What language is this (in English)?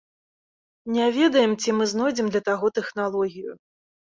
Belarusian